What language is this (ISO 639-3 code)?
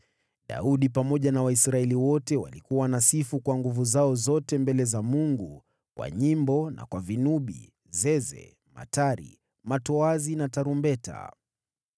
swa